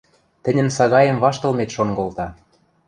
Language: Western Mari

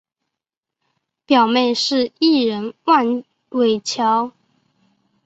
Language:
Chinese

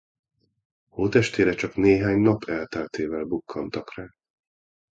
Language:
Hungarian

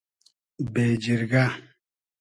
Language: Hazaragi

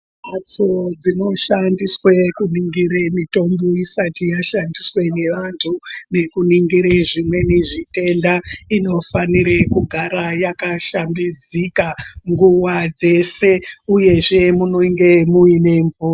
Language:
Ndau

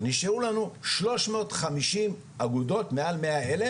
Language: Hebrew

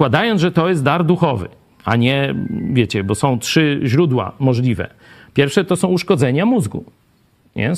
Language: Polish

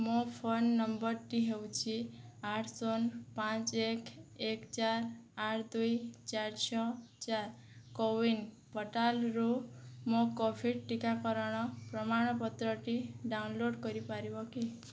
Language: Odia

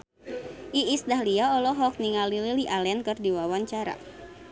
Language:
Sundanese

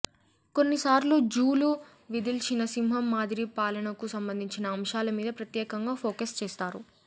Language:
Telugu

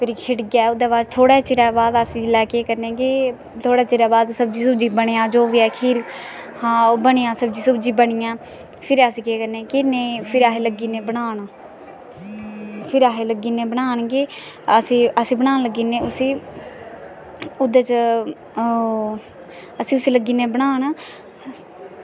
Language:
Dogri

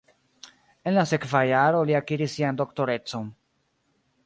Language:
Esperanto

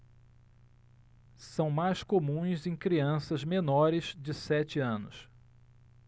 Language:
Portuguese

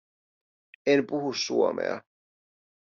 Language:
Finnish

